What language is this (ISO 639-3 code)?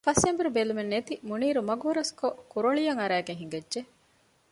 div